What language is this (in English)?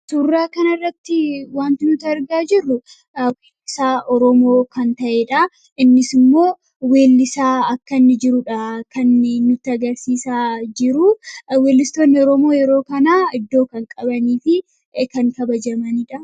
Oromo